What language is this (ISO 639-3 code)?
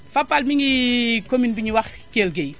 wol